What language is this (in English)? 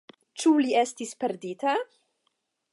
Esperanto